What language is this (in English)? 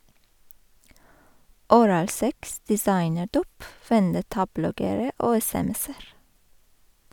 Norwegian